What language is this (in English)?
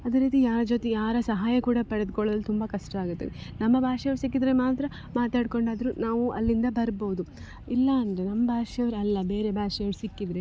Kannada